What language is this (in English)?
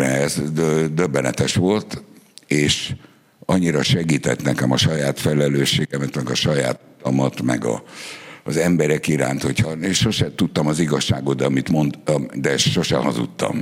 Hungarian